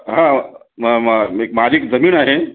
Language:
Marathi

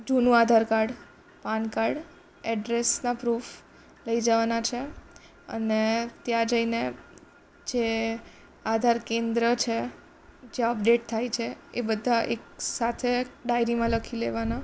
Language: Gujarati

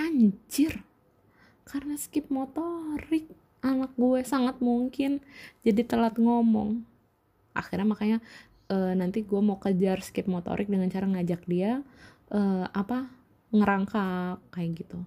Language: Indonesian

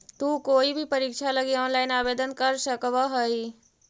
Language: Magahi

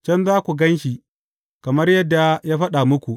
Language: Hausa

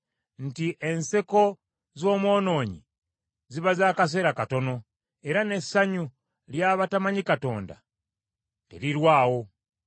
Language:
Ganda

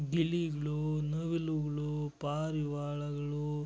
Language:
Kannada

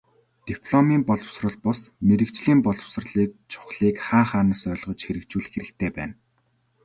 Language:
Mongolian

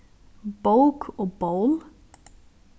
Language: Faroese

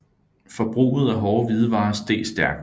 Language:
Danish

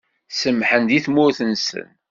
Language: Kabyle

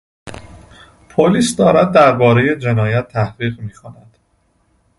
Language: Persian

